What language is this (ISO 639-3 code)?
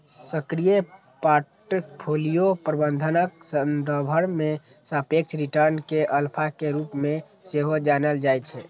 mai